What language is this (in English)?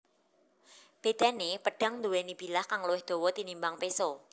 Javanese